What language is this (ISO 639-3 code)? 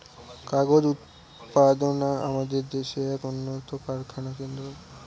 ben